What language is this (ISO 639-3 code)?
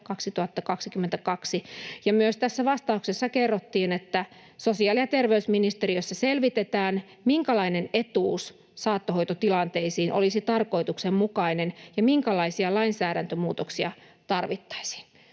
fin